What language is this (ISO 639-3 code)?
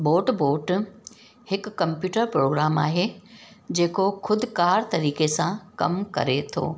snd